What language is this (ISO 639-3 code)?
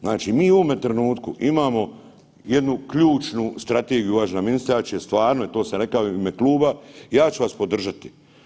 hrv